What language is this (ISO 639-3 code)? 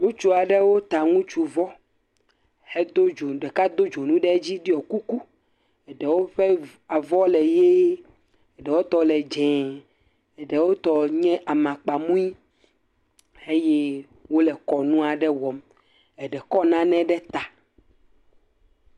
ewe